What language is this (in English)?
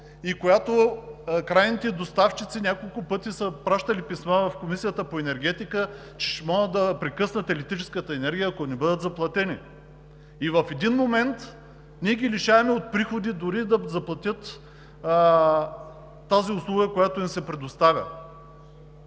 Bulgarian